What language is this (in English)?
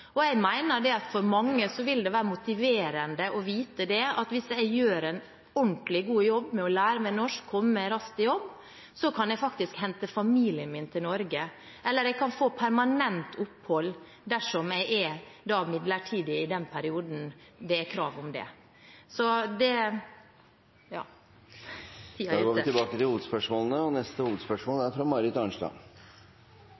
Norwegian Bokmål